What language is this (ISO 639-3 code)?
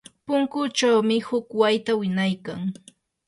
qur